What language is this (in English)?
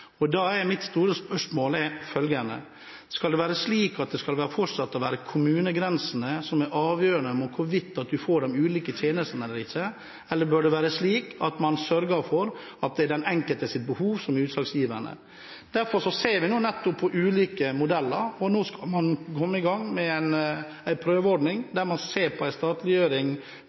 Norwegian Bokmål